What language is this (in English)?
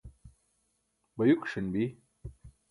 Burushaski